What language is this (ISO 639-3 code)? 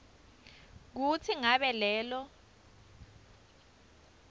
ssw